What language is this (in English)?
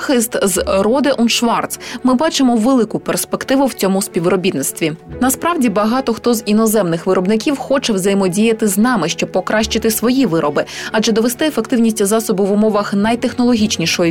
Ukrainian